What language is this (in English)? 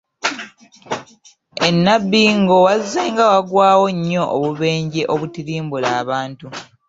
Ganda